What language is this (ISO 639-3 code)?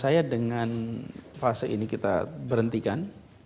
ind